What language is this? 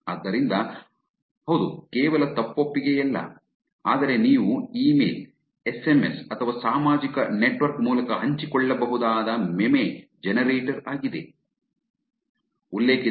Kannada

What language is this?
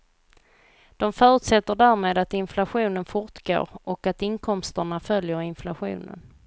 Swedish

